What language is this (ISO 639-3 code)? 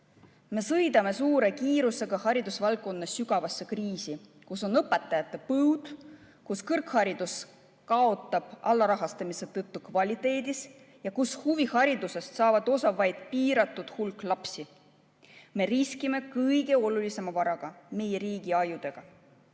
est